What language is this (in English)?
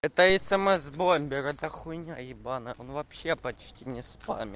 Russian